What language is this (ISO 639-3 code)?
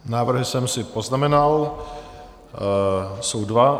ces